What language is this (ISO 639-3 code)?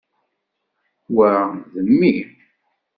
kab